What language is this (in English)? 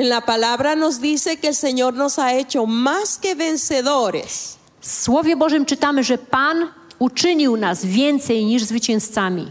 Polish